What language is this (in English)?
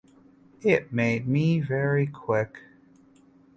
English